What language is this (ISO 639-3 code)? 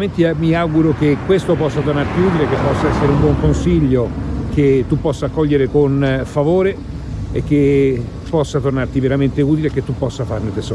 ita